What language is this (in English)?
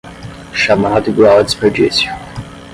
Portuguese